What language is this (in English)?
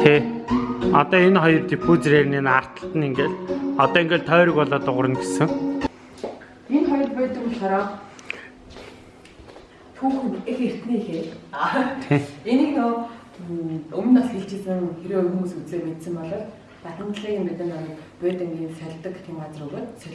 Korean